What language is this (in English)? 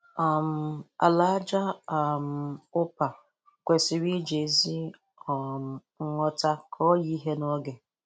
Igbo